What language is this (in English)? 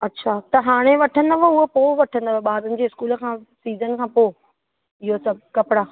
Sindhi